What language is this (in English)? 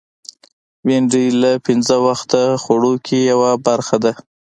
Pashto